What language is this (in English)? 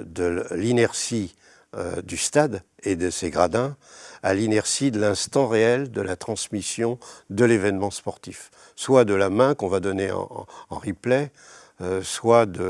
French